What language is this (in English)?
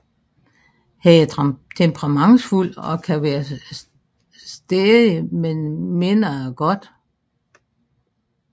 Danish